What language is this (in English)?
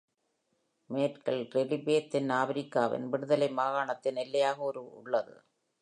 Tamil